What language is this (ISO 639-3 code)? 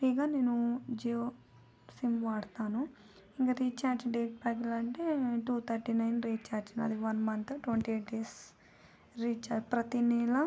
tel